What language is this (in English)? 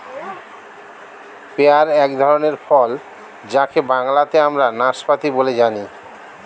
Bangla